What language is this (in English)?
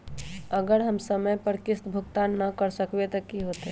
Magahi